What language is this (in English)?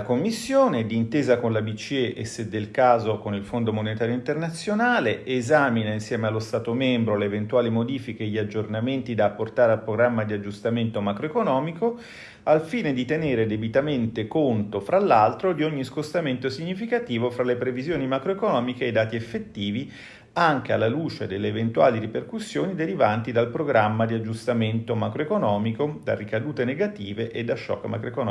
Italian